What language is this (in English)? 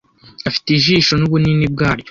Kinyarwanda